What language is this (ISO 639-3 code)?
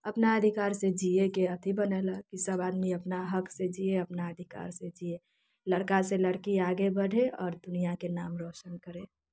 mai